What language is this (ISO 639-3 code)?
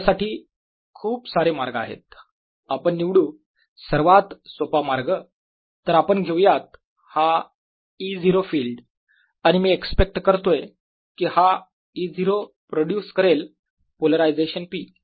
mar